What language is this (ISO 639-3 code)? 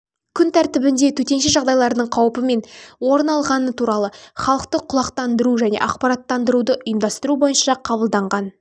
kaz